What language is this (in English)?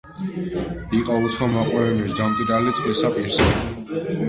Georgian